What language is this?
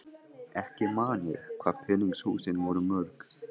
Icelandic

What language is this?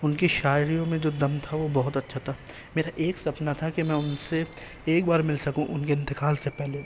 Urdu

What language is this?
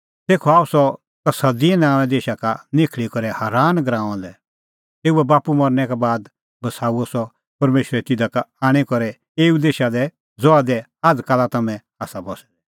Kullu Pahari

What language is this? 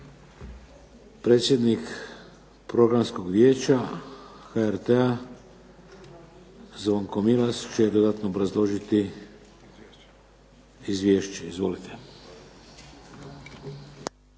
Croatian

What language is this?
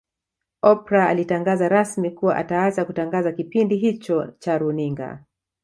Swahili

